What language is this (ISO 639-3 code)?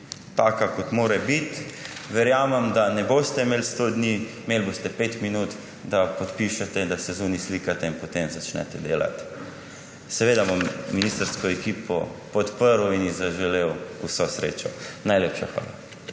slv